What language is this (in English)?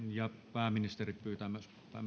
Finnish